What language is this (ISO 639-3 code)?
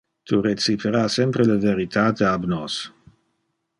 ina